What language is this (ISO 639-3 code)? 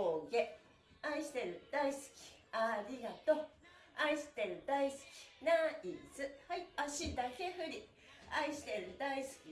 jpn